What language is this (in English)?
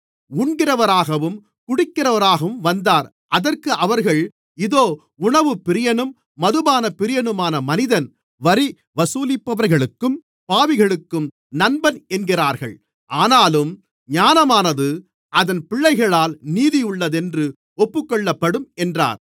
Tamil